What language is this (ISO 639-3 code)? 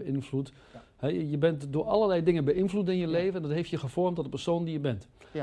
nld